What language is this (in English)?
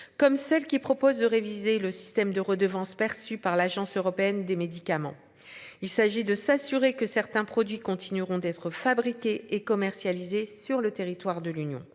French